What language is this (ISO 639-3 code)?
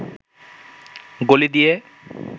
ben